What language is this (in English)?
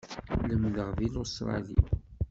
Kabyle